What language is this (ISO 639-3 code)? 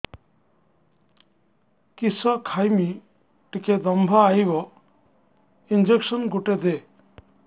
ori